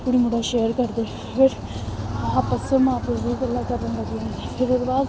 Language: Dogri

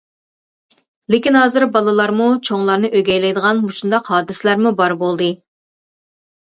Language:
Uyghur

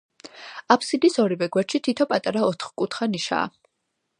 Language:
Georgian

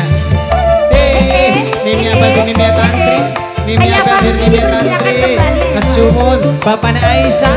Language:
Indonesian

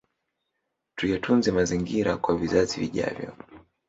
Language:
Swahili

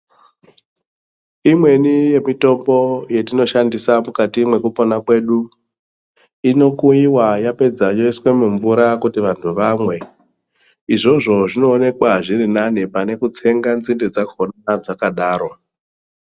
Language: Ndau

